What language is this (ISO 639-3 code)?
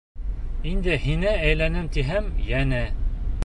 bak